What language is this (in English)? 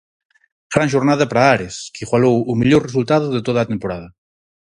Galician